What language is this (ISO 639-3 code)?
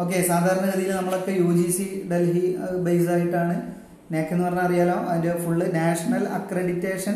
mal